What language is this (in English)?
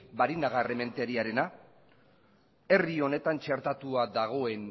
Basque